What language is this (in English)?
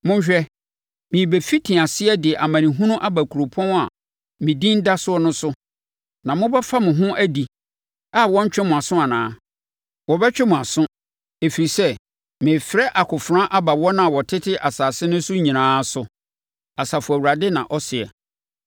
Akan